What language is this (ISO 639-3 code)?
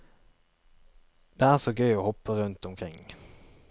nor